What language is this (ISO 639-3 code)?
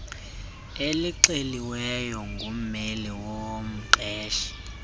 xho